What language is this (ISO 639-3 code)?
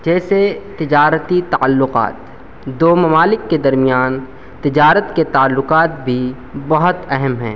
urd